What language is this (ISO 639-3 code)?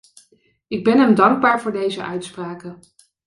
nld